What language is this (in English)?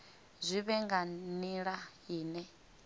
Venda